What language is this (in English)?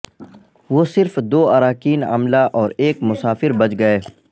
Urdu